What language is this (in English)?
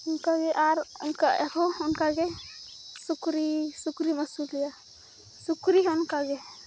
Santali